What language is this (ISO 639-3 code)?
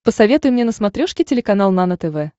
rus